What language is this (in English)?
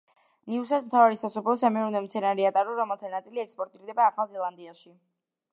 Georgian